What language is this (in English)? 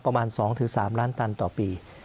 Thai